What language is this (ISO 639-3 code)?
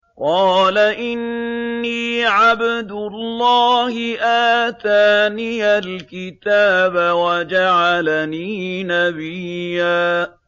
ara